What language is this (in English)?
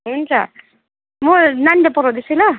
Nepali